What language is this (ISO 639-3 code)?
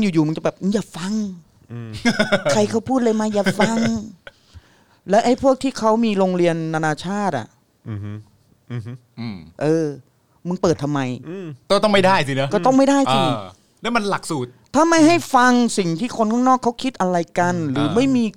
tha